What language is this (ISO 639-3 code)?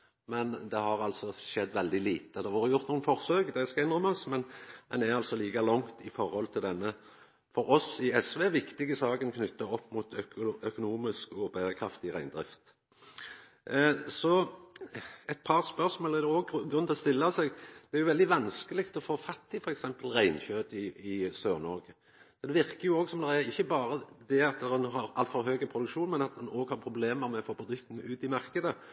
nno